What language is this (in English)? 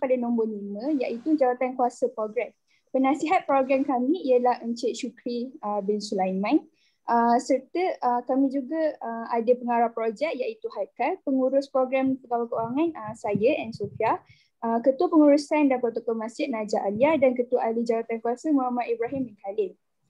Malay